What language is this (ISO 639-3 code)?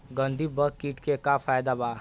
bho